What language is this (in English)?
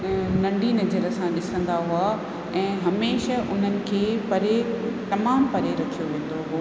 Sindhi